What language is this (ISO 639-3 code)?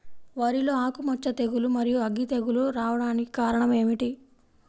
tel